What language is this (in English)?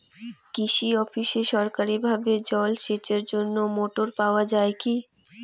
Bangla